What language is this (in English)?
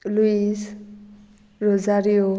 Konkani